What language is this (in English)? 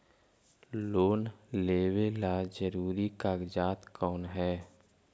Magahi